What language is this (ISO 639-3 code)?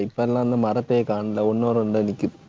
tam